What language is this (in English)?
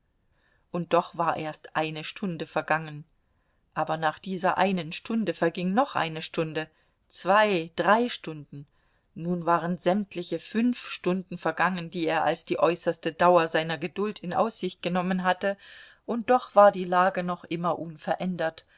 German